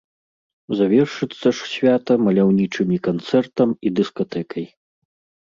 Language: Belarusian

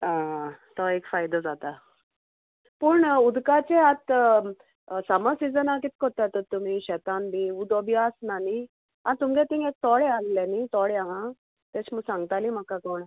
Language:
Konkani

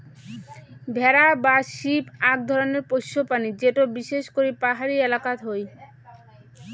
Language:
Bangla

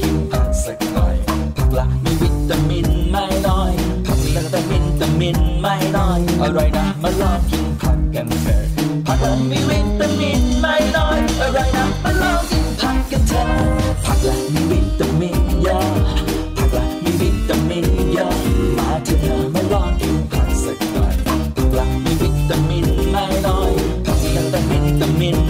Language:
Thai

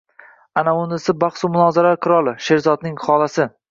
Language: Uzbek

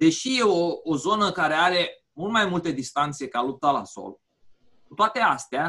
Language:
Romanian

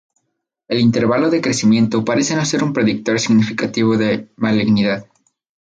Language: Spanish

